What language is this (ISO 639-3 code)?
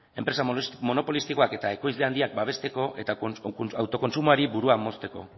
eus